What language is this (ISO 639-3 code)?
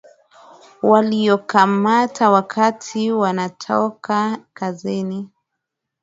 swa